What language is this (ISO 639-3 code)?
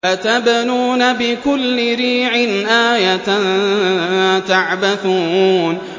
ara